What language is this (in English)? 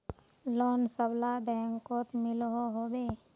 Magahi